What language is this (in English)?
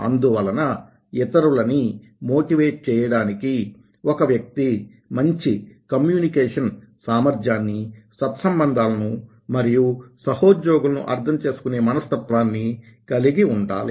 Telugu